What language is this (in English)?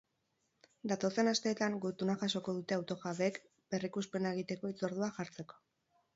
Basque